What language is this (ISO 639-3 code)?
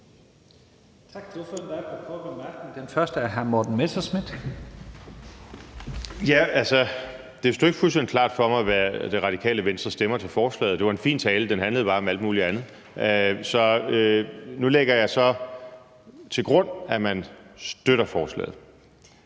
dan